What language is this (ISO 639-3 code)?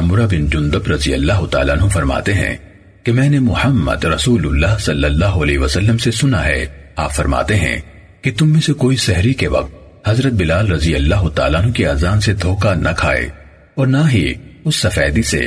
urd